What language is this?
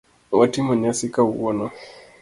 Luo (Kenya and Tanzania)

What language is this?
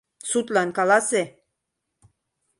Mari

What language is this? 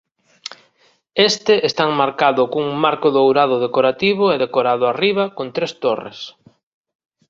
Galician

